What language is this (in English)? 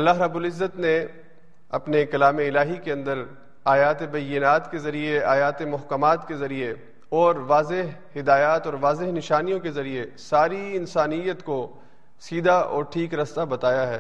Urdu